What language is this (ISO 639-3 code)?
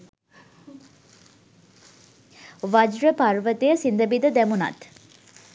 sin